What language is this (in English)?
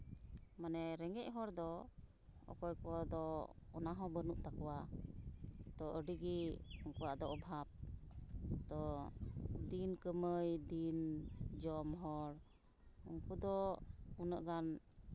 Santali